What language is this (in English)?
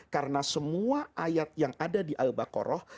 Indonesian